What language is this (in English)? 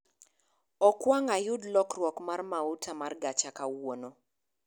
Luo (Kenya and Tanzania)